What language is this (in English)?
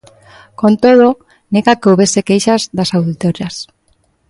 Galician